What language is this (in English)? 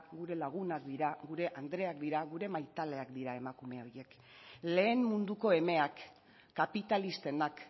Basque